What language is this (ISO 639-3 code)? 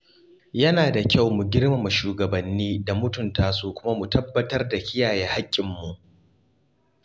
hau